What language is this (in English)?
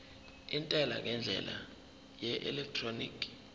Zulu